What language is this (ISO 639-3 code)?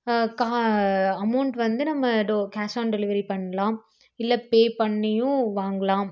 tam